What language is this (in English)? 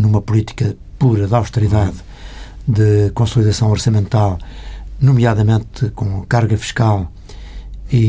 Portuguese